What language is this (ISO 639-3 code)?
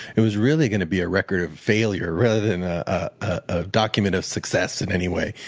eng